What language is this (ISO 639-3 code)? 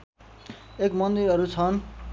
nep